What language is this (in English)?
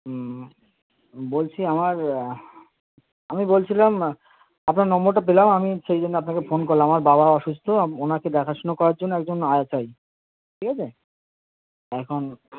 Bangla